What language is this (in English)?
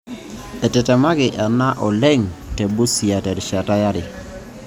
Masai